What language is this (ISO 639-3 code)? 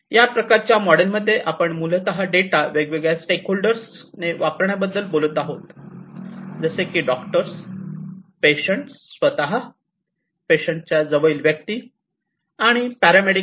mar